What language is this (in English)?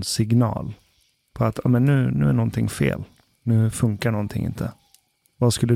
Swedish